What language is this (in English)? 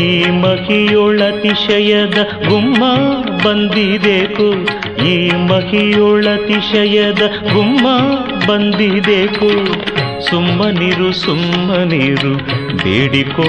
Kannada